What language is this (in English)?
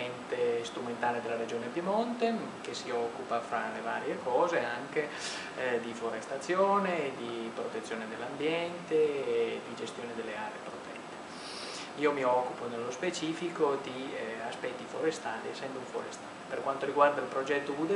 Italian